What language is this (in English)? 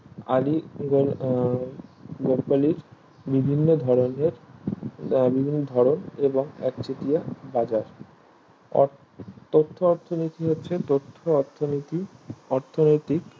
Bangla